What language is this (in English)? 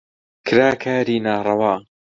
Central Kurdish